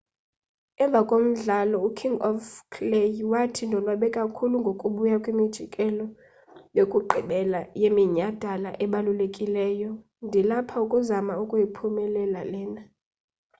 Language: Xhosa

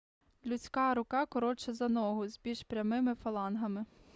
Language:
Ukrainian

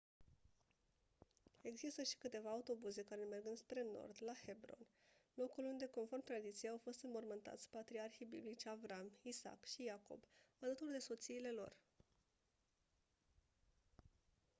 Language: Romanian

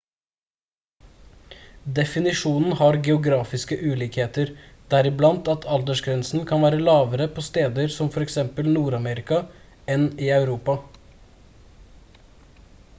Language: Norwegian Bokmål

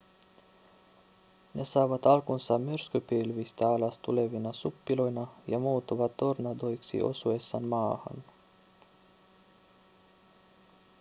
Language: Finnish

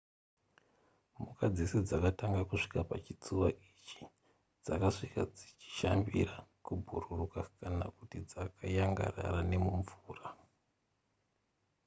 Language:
Shona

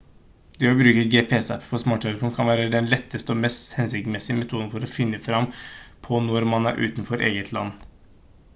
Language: Norwegian Bokmål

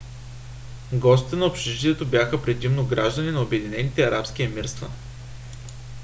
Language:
Bulgarian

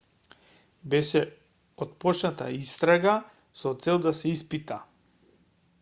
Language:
Macedonian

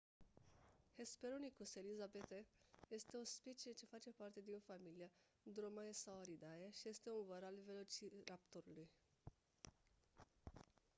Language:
Romanian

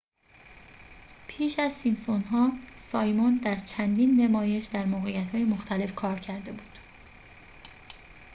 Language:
Persian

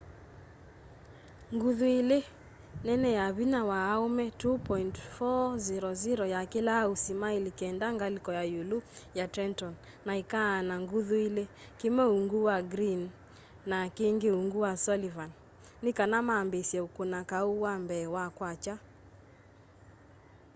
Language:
Kamba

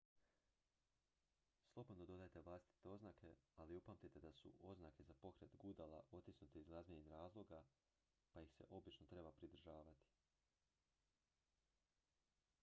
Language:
Croatian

